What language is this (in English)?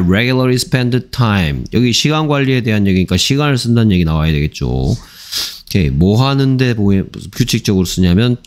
Korean